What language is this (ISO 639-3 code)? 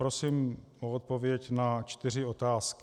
ces